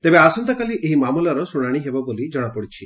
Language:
Odia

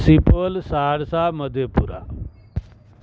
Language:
Urdu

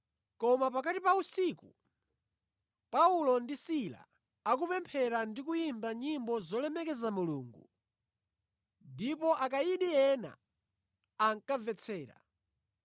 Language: Nyanja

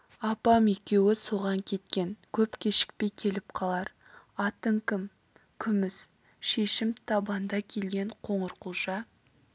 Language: Kazakh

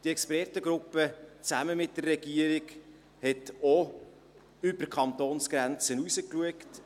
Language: Swiss German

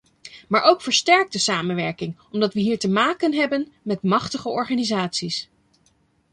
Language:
Dutch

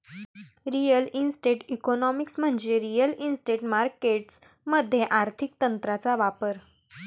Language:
Marathi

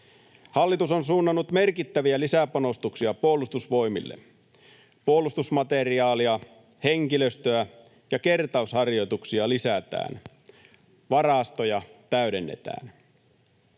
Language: Finnish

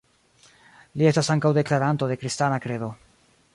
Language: Esperanto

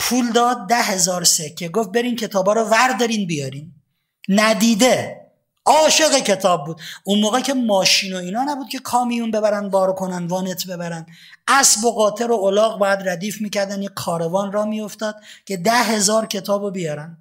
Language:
Persian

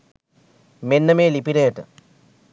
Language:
Sinhala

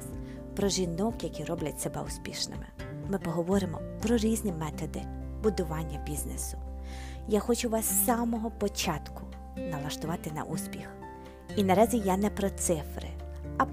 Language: Ukrainian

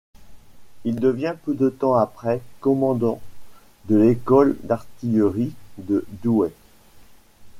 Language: French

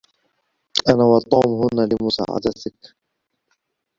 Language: Arabic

